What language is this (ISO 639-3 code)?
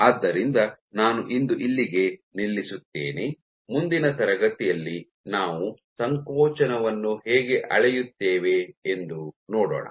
kan